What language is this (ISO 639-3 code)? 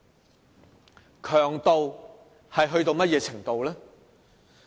yue